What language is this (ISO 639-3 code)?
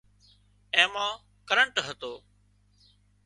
kxp